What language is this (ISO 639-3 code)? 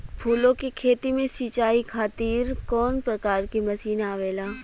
bho